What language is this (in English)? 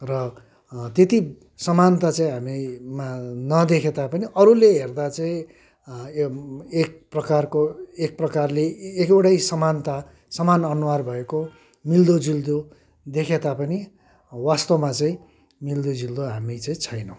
Nepali